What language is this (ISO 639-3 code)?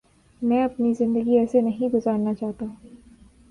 urd